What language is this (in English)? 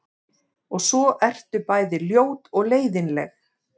Icelandic